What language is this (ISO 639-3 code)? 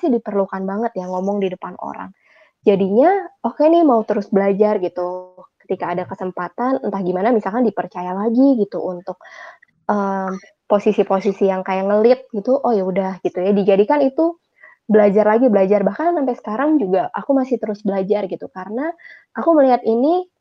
ind